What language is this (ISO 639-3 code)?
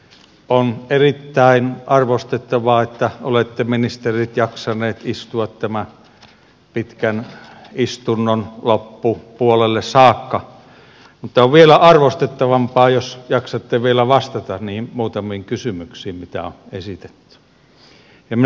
fin